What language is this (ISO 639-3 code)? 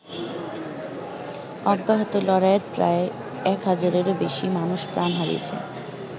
ben